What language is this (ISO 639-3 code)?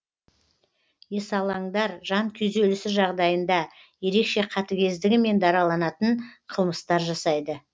kaz